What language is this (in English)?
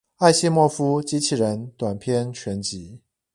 Chinese